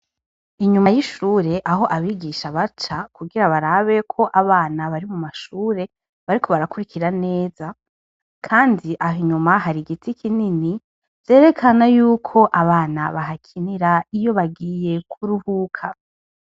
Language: Rundi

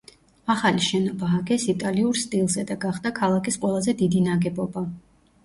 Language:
Georgian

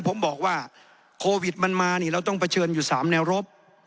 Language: Thai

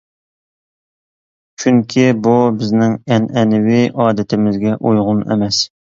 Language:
Uyghur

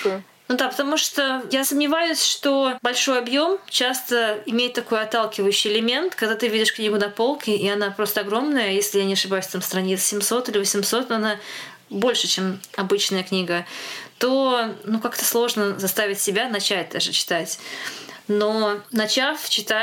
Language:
Russian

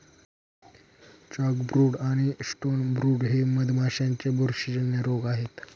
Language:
Marathi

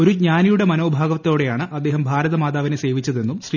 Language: Malayalam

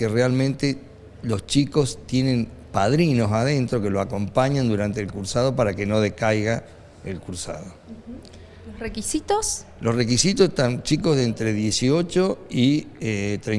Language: Spanish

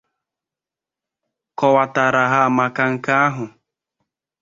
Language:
Igbo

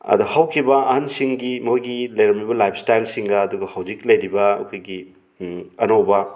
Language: Manipuri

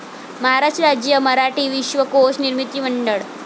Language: Marathi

